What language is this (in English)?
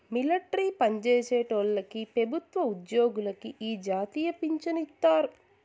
Telugu